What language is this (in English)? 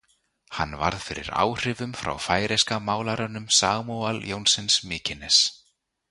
Icelandic